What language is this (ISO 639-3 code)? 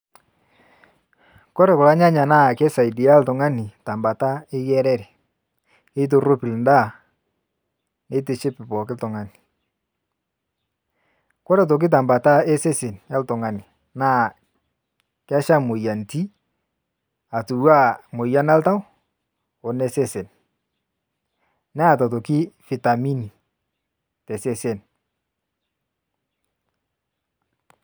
mas